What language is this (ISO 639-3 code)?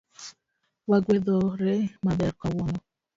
luo